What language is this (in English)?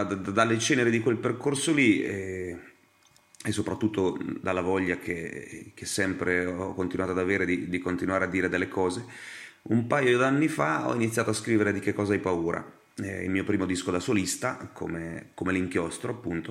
Italian